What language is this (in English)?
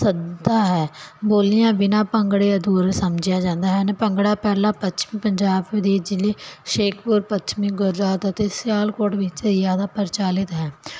Punjabi